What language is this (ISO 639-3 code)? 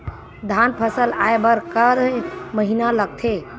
hne